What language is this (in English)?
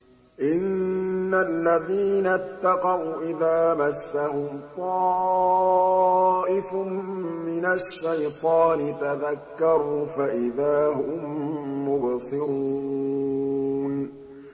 Arabic